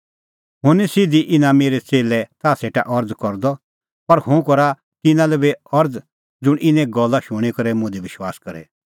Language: Kullu Pahari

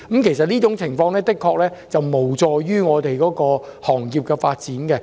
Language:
Cantonese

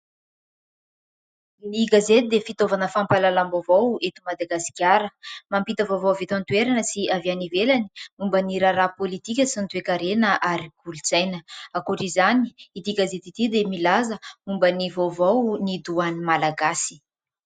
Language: Malagasy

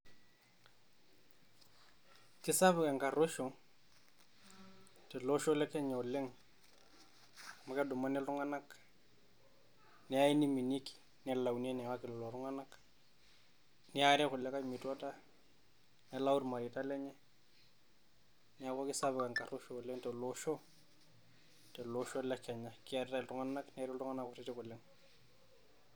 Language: Masai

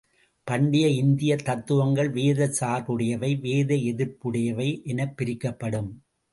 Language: Tamil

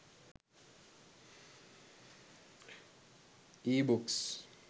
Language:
Sinhala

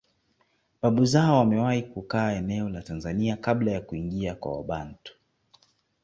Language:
Swahili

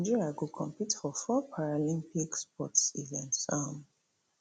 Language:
Nigerian Pidgin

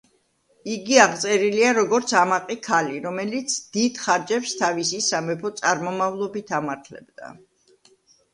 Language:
Georgian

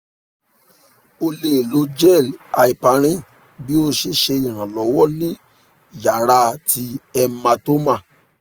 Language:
Yoruba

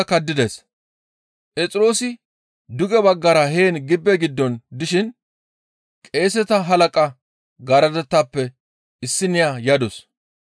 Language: Gamo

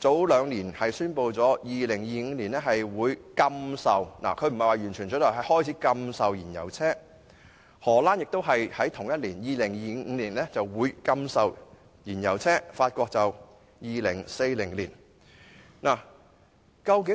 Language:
Cantonese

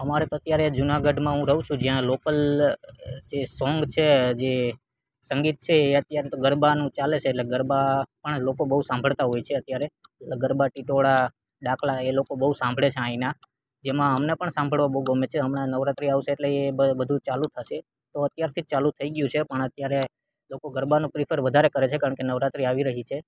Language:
Gujarati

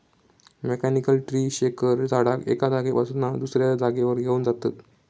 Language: Marathi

